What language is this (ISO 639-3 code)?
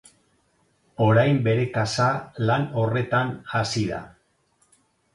eus